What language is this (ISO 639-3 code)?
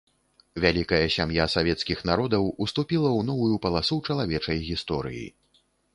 bel